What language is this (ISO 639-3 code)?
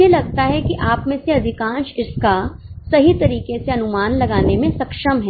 hin